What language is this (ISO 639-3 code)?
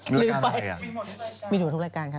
tha